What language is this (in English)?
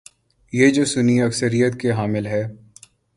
Urdu